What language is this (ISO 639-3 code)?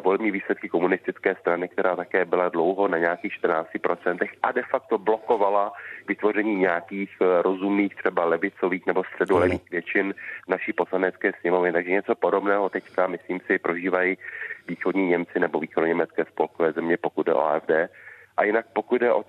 ces